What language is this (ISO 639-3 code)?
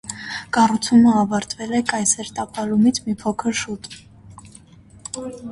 hye